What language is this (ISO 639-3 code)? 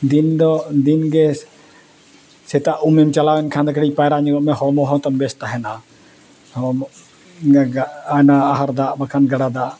sat